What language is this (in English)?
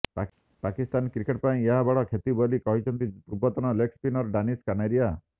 Odia